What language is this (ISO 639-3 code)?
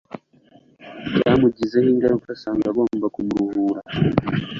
kin